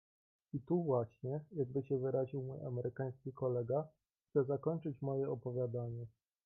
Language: Polish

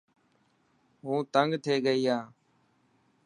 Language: Dhatki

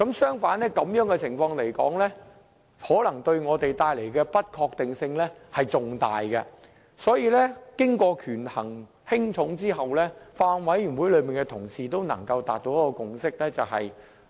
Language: Cantonese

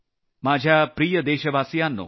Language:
Marathi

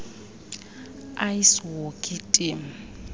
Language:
Xhosa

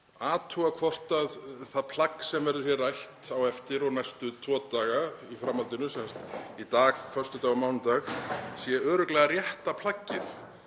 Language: Icelandic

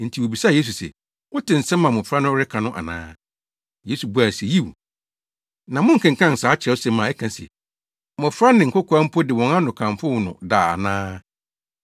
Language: Akan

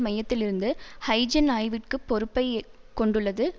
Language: Tamil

